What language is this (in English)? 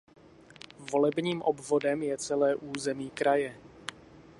Czech